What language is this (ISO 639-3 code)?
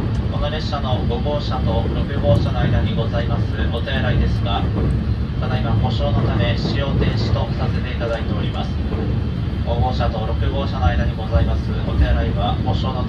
jpn